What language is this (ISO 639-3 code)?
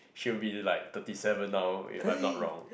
eng